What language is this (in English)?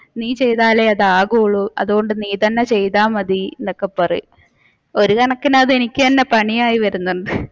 Malayalam